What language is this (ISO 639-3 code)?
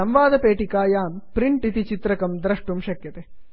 san